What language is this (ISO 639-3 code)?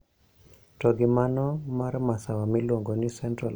luo